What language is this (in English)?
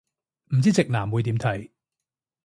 Cantonese